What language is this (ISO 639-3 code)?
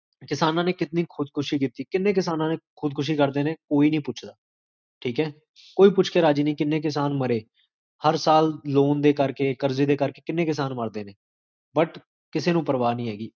pan